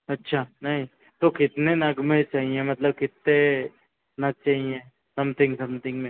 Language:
Hindi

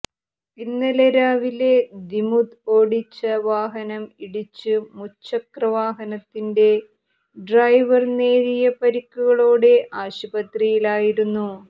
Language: Malayalam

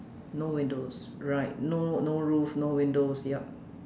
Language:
English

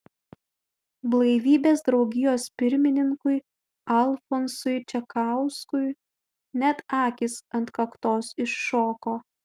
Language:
Lithuanian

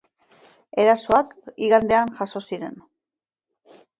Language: Basque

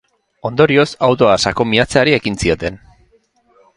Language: Basque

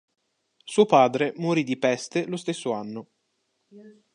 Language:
Italian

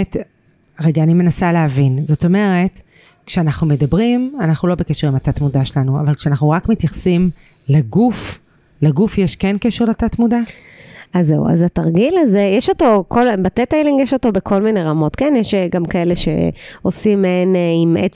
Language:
Hebrew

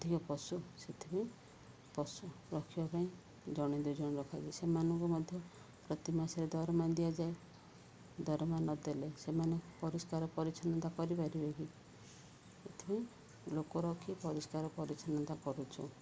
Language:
Odia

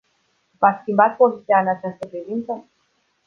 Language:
Romanian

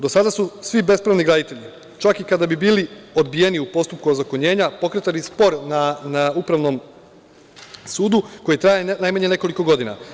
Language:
Serbian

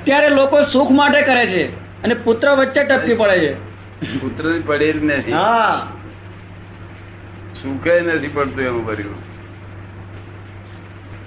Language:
Gujarati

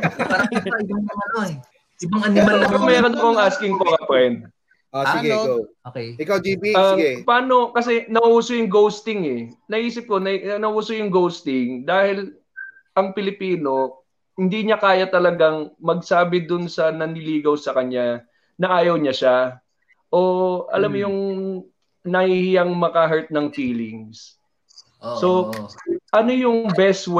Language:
Filipino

